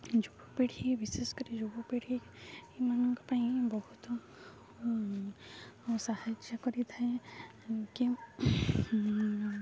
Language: Odia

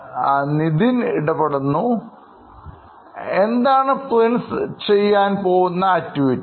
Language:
Malayalam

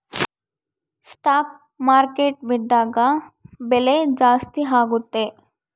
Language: Kannada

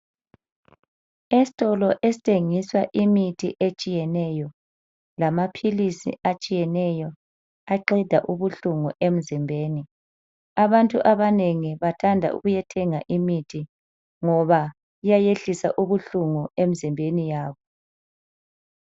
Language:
North Ndebele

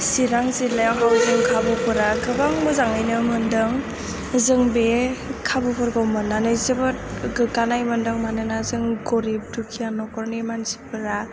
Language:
Bodo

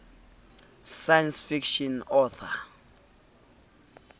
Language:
Southern Sotho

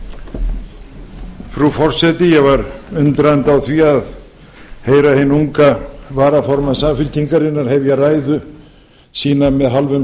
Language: Icelandic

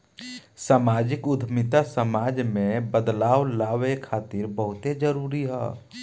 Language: Bhojpuri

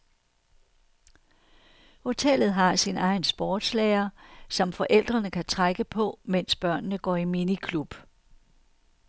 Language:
Danish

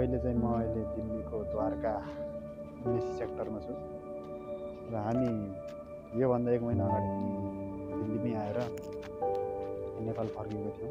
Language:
Arabic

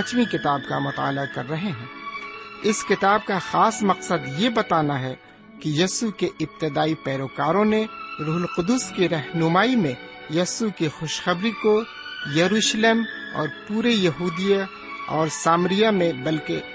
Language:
Urdu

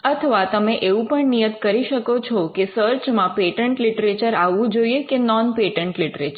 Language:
Gujarati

